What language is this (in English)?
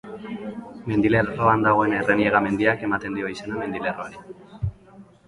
Basque